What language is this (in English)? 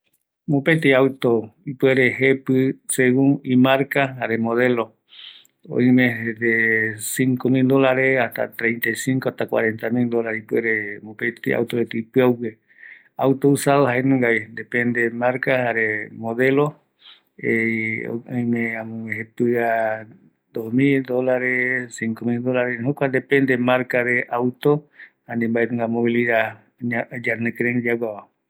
Eastern Bolivian Guaraní